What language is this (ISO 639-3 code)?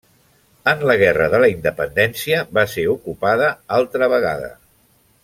cat